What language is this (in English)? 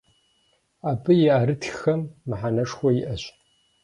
Kabardian